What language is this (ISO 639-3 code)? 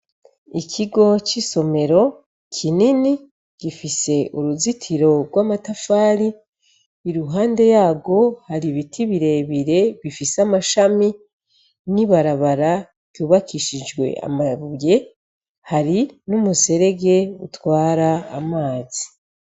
run